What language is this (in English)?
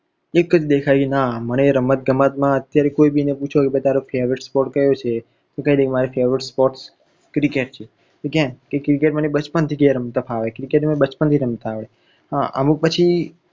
Gujarati